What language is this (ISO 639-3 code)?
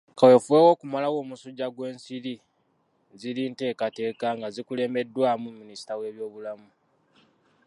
lug